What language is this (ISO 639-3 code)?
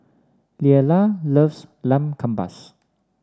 eng